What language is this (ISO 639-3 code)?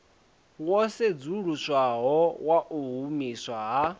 ven